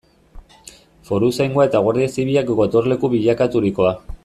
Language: Basque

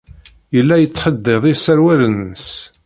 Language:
Kabyle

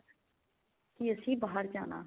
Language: Punjabi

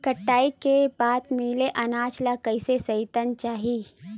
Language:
Chhattisgarhi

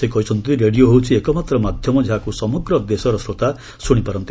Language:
Odia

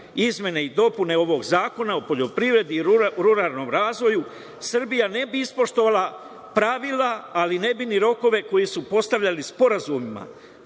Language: Serbian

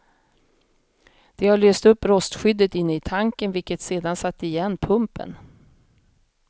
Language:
Swedish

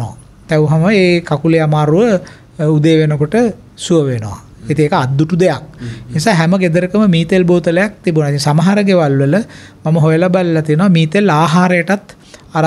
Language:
Indonesian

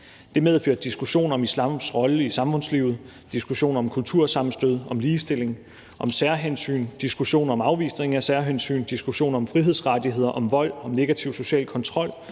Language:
Danish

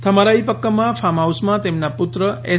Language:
Gujarati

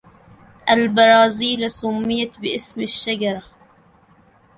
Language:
Arabic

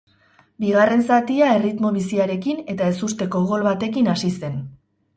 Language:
Basque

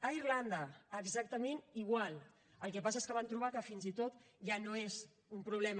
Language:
Catalan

